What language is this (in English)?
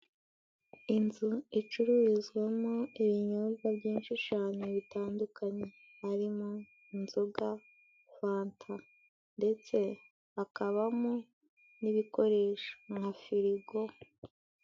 Kinyarwanda